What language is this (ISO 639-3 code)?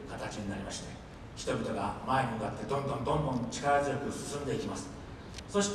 jpn